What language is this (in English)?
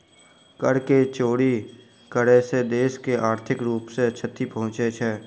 Maithili